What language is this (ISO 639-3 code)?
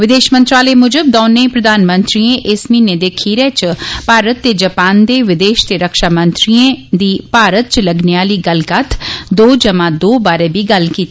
doi